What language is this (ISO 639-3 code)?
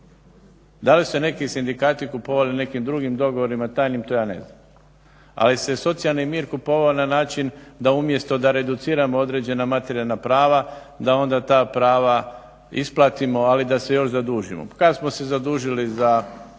hrv